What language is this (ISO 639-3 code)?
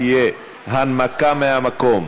heb